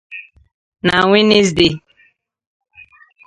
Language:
Igbo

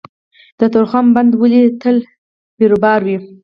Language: Pashto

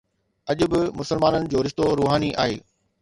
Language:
Sindhi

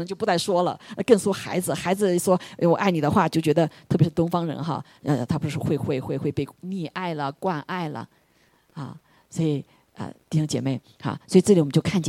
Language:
Chinese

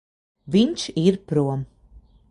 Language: Latvian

